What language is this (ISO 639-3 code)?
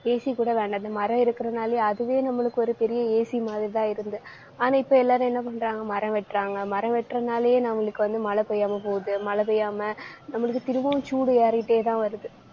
tam